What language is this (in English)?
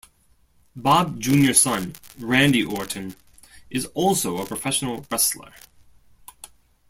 English